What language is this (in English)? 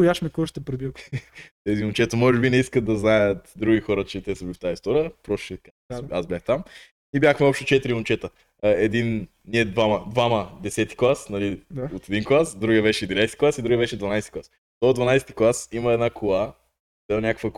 Bulgarian